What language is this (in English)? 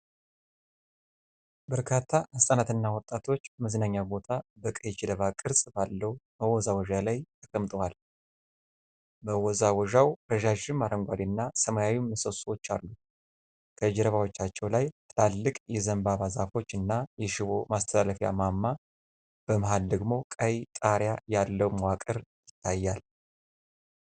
Amharic